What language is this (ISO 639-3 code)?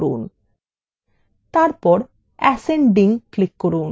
ben